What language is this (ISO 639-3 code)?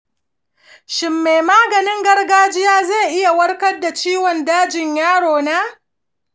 hau